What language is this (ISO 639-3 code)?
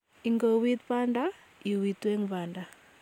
kln